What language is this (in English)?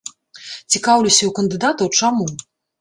Belarusian